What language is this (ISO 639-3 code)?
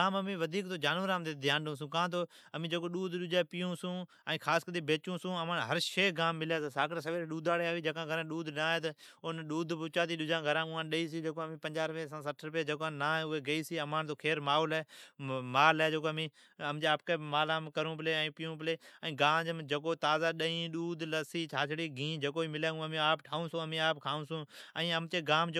odk